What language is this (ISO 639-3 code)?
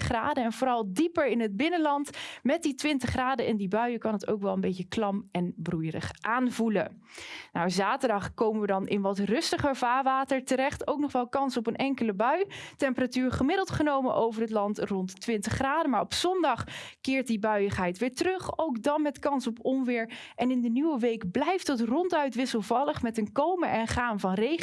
nld